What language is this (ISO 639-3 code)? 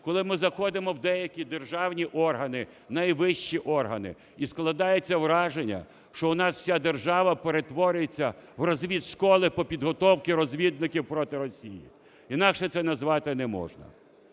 ukr